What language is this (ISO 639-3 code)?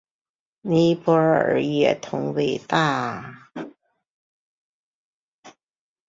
zho